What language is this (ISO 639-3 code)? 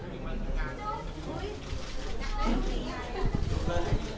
tha